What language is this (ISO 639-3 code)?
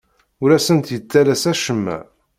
kab